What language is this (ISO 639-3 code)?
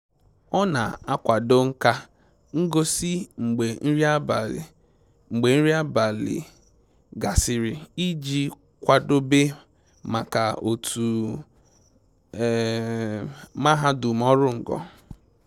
ibo